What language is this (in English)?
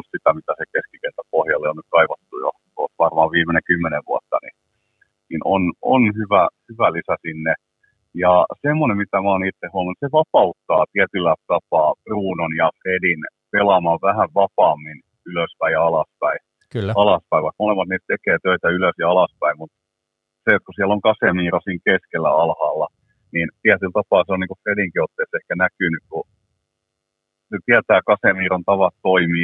Finnish